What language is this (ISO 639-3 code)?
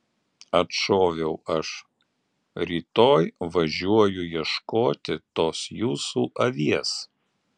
lit